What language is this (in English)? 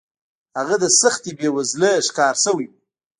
Pashto